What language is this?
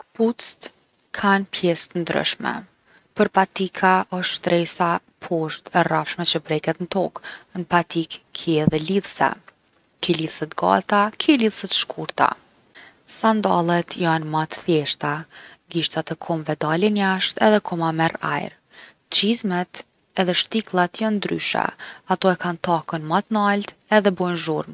Gheg Albanian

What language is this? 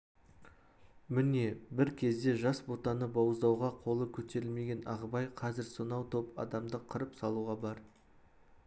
Kazakh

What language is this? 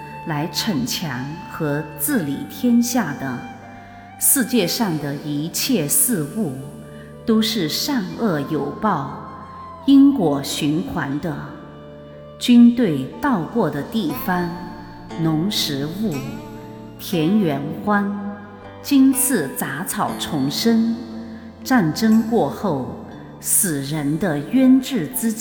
Chinese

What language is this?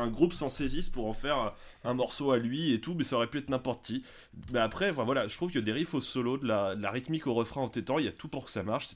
French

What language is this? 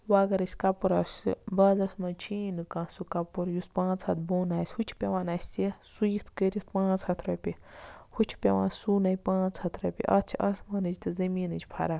Kashmiri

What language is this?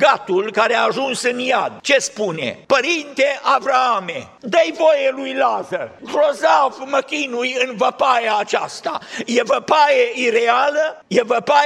Romanian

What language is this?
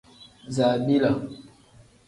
Tem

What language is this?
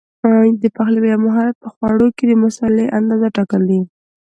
Pashto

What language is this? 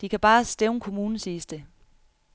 Danish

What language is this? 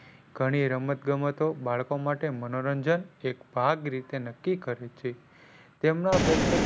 Gujarati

